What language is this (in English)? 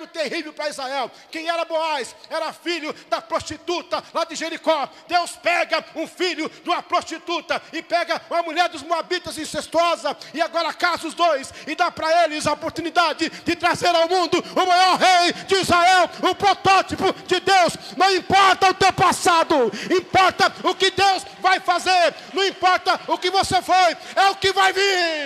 Portuguese